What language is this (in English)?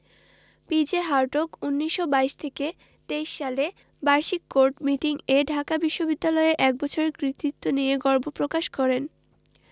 Bangla